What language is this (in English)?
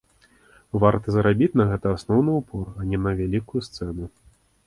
Belarusian